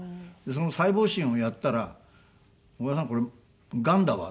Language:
Japanese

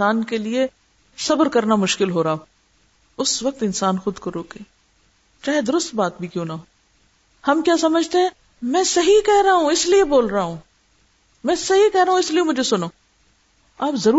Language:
Urdu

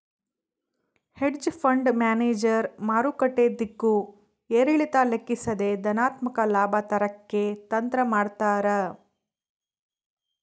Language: Kannada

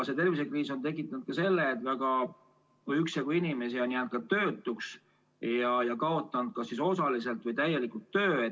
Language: Estonian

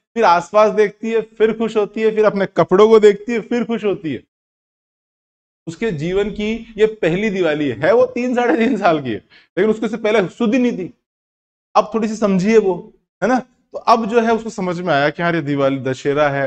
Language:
Hindi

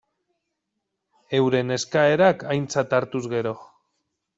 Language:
Basque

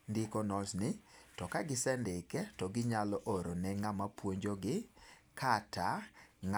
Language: Luo (Kenya and Tanzania)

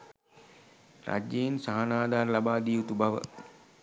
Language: Sinhala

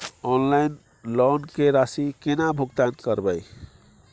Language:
Maithili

